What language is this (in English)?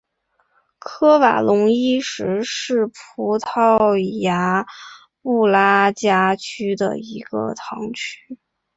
Chinese